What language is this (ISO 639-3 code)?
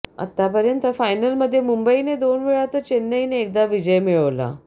mar